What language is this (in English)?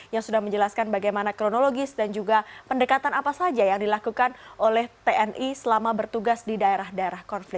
Indonesian